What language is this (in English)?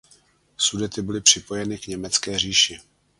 Czech